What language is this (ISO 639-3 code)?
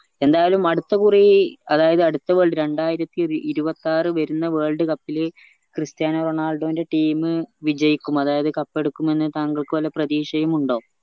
mal